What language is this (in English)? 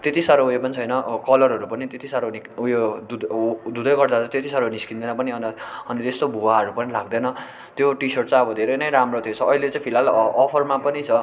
Nepali